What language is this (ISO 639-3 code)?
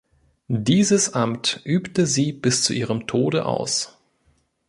deu